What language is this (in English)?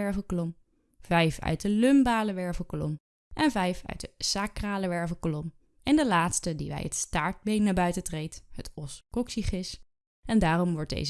Dutch